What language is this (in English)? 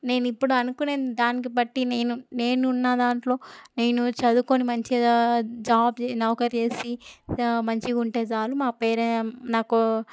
Telugu